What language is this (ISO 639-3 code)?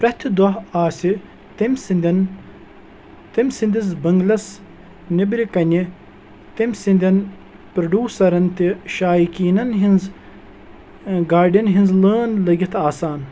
kas